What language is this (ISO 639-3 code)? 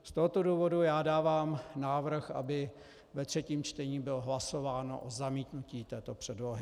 ces